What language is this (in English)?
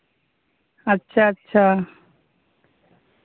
Santali